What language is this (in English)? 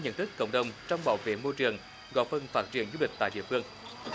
Vietnamese